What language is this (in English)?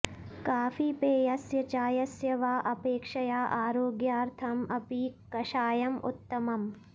Sanskrit